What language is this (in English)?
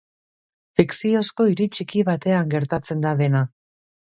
Basque